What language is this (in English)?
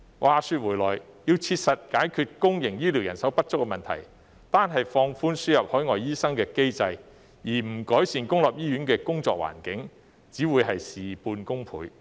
Cantonese